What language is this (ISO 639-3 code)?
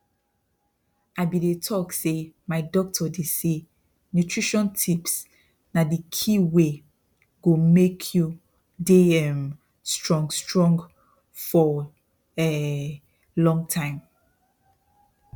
pcm